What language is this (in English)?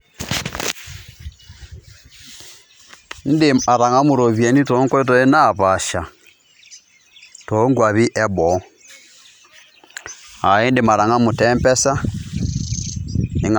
Masai